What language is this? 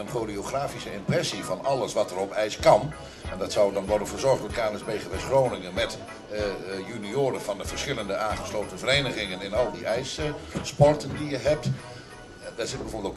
Dutch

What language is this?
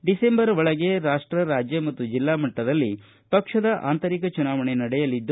Kannada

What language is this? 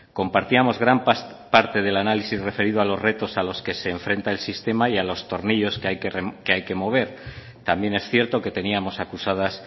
Spanish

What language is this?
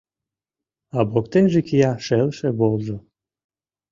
Mari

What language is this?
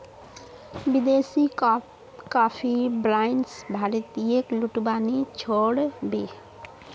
Magahi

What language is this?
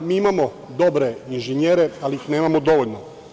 Serbian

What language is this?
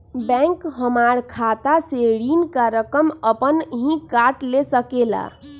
Magahi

